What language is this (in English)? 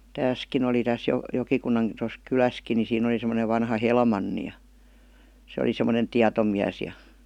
Finnish